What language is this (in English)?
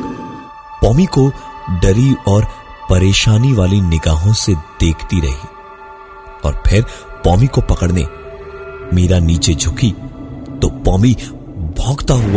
Hindi